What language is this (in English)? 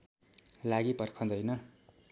Nepali